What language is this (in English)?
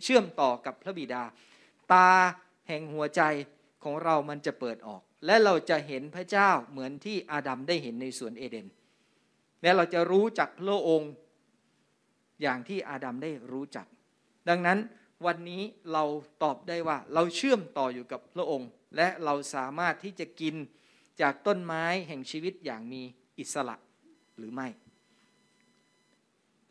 Thai